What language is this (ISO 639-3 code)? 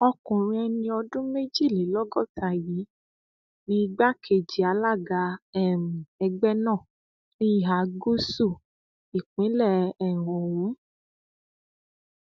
yor